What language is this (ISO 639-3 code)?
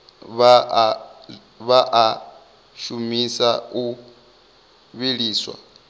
ven